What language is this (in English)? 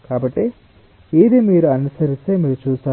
Telugu